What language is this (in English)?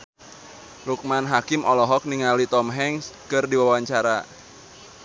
Sundanese